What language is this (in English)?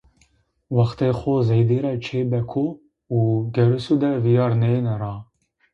Zaza